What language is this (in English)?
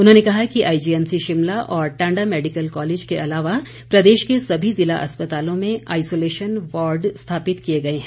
Hindi